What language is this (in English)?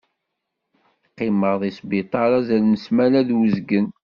Kabyle